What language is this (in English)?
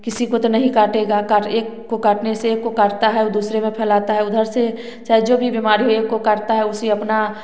Hindi